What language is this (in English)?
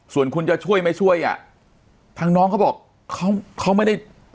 Thai